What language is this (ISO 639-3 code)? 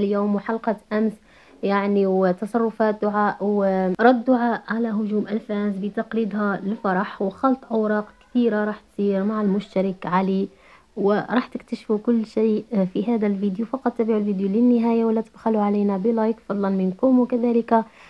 ara